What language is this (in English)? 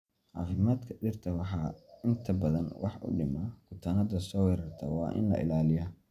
Somali